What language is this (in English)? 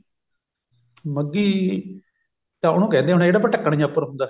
Punjabi